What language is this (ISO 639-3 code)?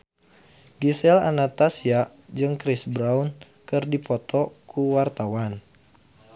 sun